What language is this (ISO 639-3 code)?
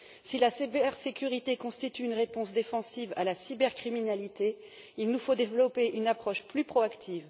fra